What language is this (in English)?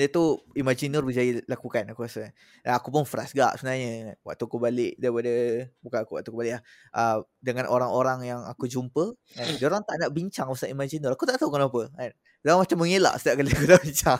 Malay